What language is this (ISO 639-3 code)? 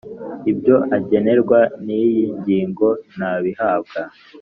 kin